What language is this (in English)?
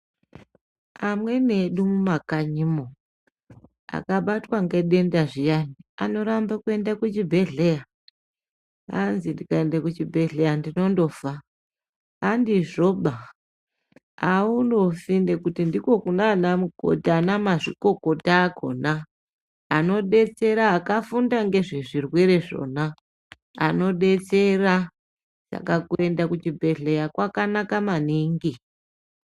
Ndau